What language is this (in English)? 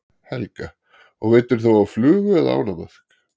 Icelandic